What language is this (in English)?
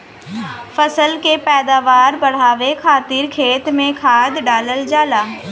Bhojpuri